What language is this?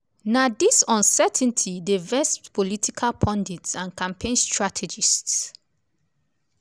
Nigerian Pidgin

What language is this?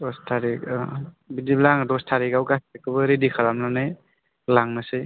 Bodo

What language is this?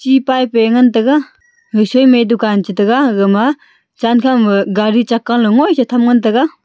Wancho Naga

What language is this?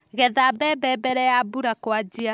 Kikuyu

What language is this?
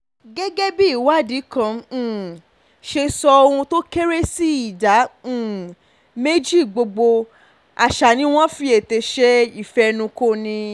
Yoruba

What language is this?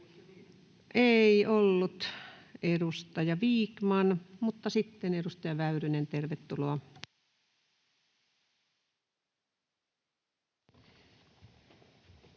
Finnish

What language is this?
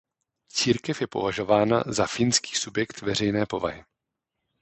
Czech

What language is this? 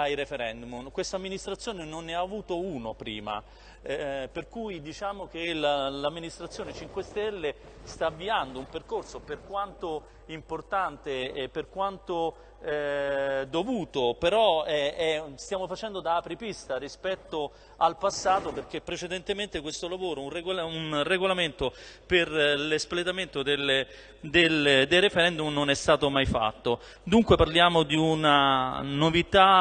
Italian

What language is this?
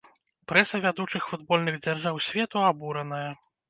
Belarusian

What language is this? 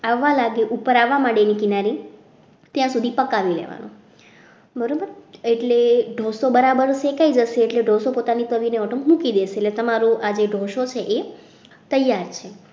Gujarati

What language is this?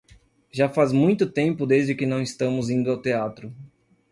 Portuguese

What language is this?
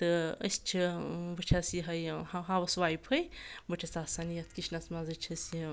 Kashmiri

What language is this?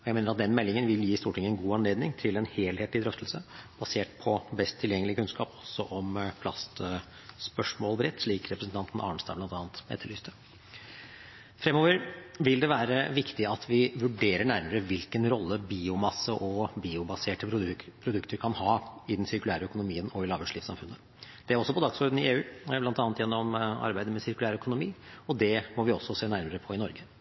Norwegian Bokmål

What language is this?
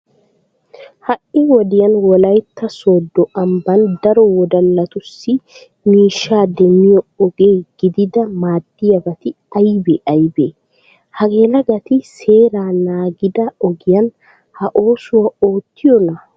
Wolaytta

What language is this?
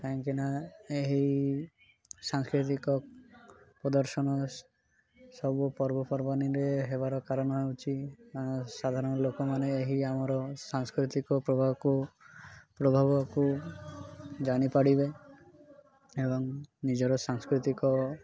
Odia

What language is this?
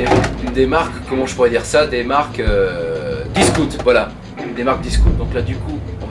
French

